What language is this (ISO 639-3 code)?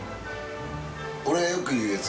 jpn